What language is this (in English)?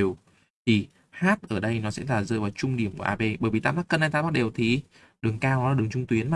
Vietnamese